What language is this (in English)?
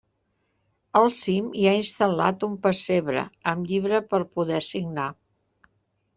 Catalan